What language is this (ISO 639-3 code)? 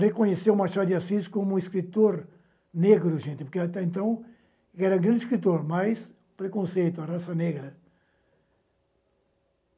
por